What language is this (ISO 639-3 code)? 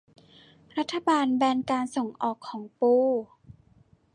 tha